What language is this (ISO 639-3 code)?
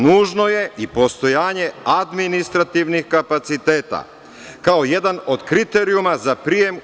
srp